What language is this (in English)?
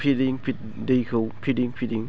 Bodo